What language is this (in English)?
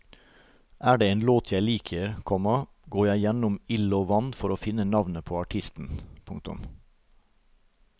Norwegian